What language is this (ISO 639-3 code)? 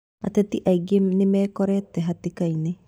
kik